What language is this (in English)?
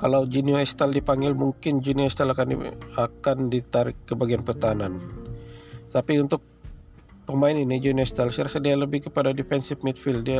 Malay